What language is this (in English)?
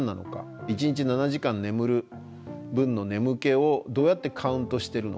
Japanese